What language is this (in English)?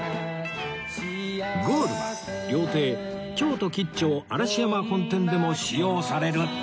Japanese